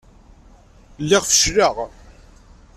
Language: Kabyle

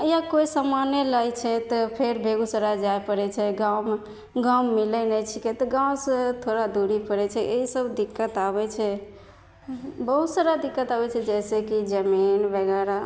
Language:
Maithili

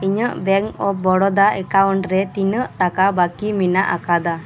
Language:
Santali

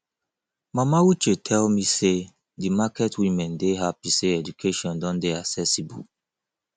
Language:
Nigerian Pidgin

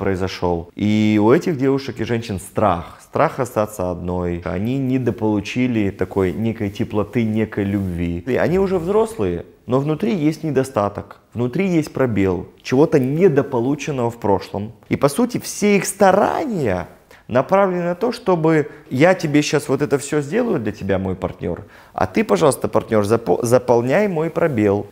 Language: Russian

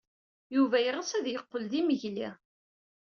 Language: Kabyle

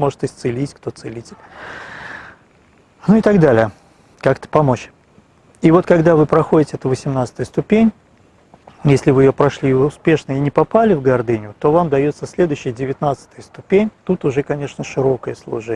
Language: Russian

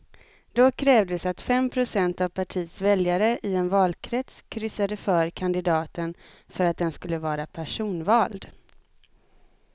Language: Swedish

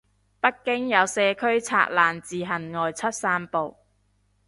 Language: Cantonese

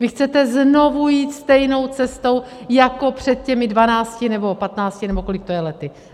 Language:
Czech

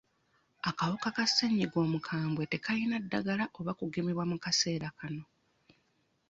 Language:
Ganda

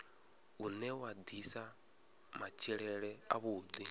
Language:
Venda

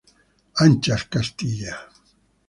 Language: Spanish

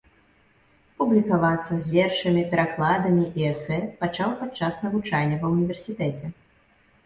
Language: Belarusian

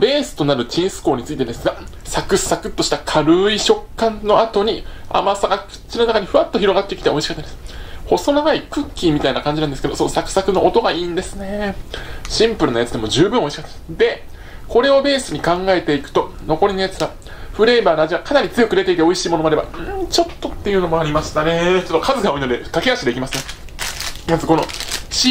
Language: Japanese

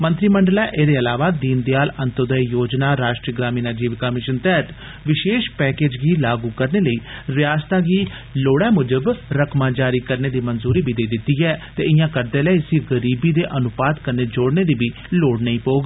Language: Dogri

